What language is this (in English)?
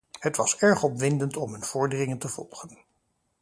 Dutch